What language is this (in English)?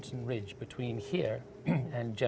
Indonesian